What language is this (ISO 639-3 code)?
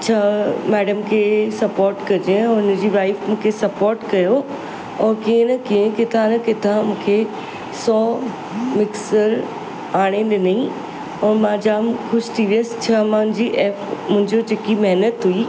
snd